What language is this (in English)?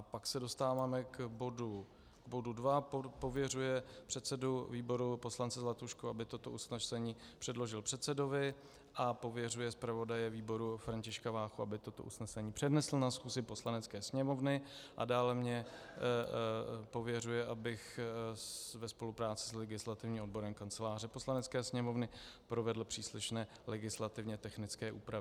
Czech